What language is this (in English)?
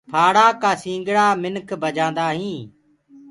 Gurgula